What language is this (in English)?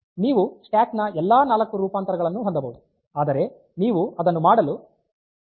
Kannada